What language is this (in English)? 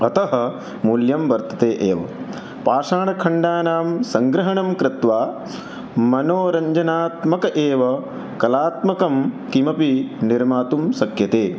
Sanskrit